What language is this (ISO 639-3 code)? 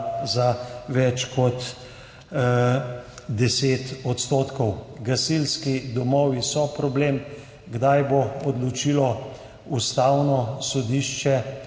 slv